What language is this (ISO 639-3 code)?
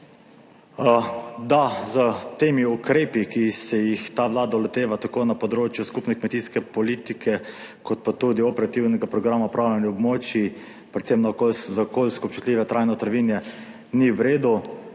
slv